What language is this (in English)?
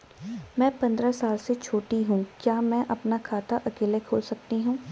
Hindi